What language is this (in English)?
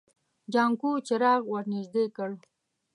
Pashto